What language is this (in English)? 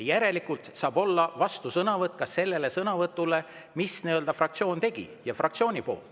Estonian